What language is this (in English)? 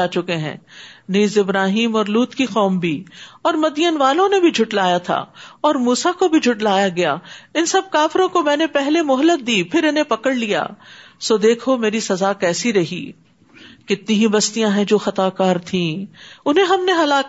Urdu